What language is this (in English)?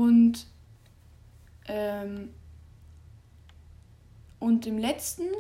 German